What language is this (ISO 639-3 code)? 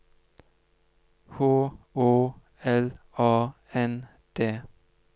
nor